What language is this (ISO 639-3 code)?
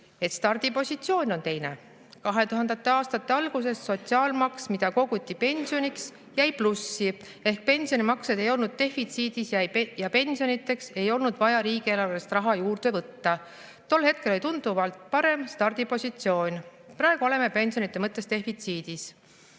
est